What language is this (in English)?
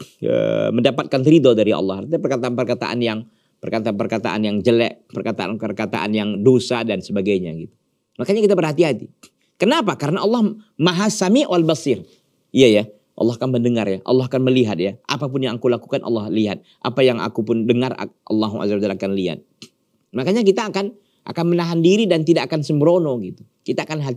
Indonesian